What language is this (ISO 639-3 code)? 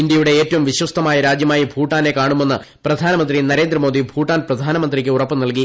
mal